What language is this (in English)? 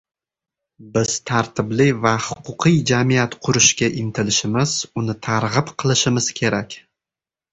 Uzbek